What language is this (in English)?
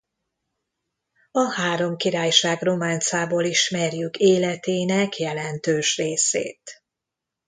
Hungarian